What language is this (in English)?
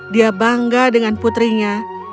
Indonesian